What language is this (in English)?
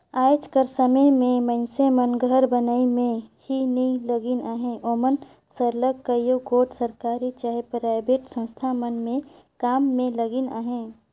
Chhattisgarhi